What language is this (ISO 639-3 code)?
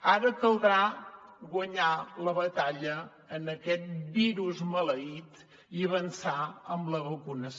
cat